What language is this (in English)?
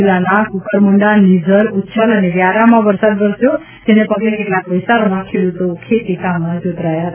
Gujarati